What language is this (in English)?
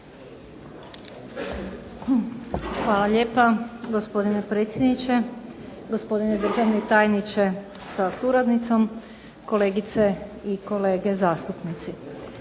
Croatian